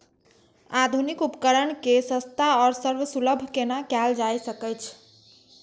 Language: Maithili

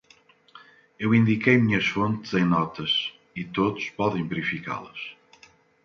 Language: Portuguese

